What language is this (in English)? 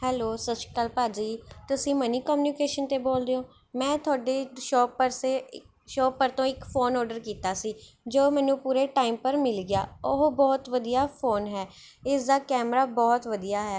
Punjabi